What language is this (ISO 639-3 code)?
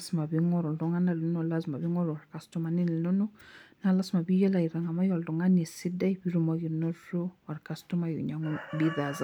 mas